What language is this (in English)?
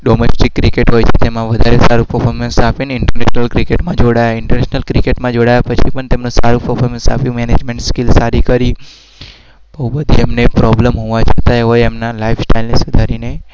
Gujarati